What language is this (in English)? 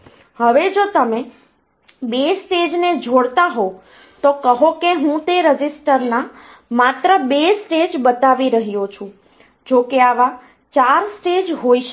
Gujarati